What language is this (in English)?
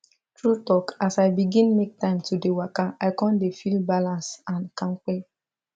Nigerian Pidgin